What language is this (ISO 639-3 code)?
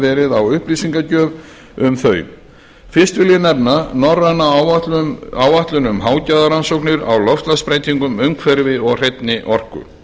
isl